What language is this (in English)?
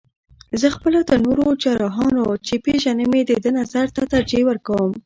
Pashto